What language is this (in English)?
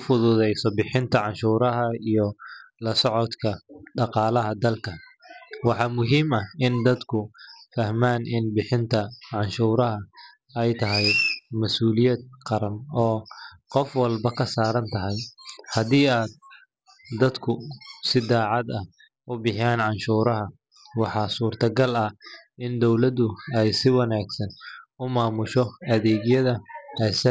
Somali